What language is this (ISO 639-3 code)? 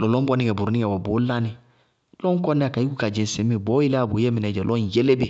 bqg